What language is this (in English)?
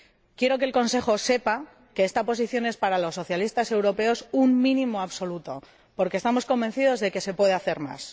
Spanish